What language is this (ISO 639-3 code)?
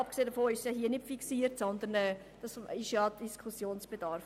gsw